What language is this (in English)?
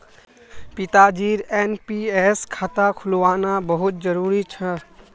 Magahi